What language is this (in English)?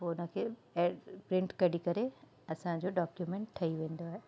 Sindhi